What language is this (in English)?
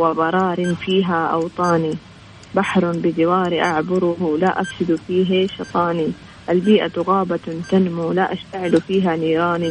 Arabic